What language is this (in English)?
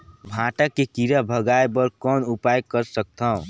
Chhattisgarhi